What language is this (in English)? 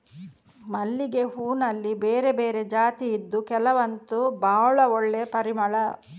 Kannada